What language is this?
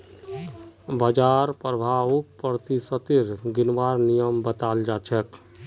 Magahi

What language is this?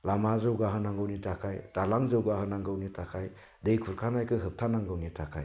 Bodo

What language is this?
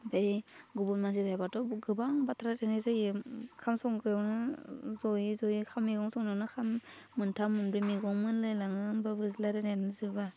Bodo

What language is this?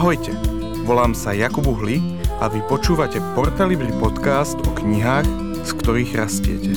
Slovak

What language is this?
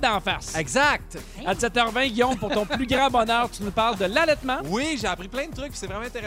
French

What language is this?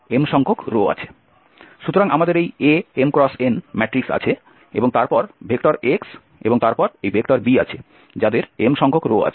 Bangla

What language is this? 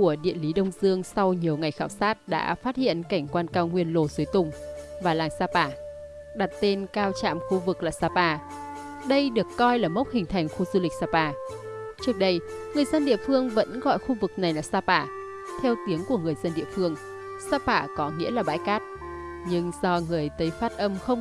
Vietnamese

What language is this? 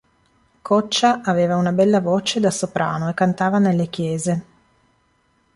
Italian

